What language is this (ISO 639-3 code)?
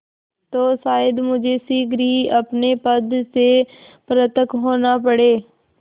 hin